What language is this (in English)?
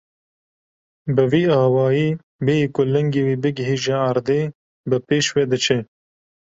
Kurdish